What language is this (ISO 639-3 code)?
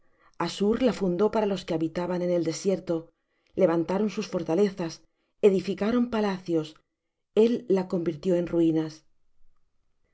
spa